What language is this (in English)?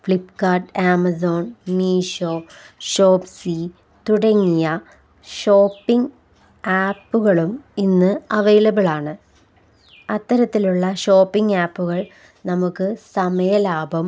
Malayalam